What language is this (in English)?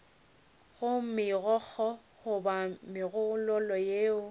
Northern Sotho